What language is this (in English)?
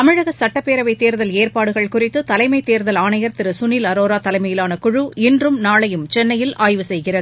Tamil